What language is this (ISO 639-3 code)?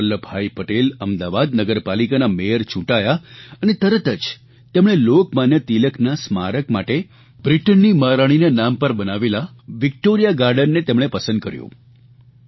guj